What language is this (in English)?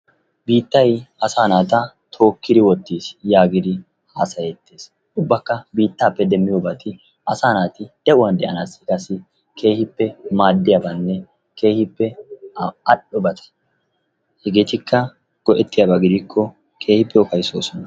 Wolaytta